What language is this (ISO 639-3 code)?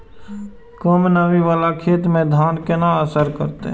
mai